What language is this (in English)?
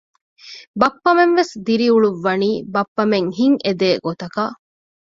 Divehi